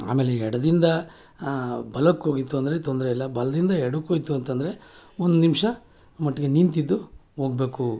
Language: Kannada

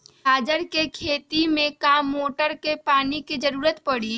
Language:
Magahi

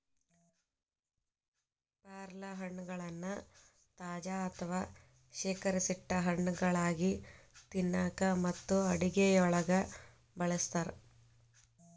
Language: Kannada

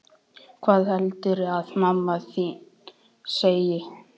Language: Icelandic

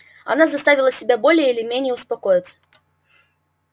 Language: Russian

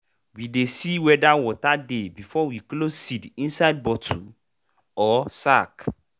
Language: Nigerian Pidgin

